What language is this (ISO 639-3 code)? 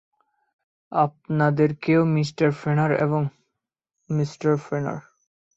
ben